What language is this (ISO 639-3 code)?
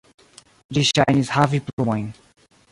epo